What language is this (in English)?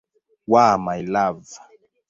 Swahili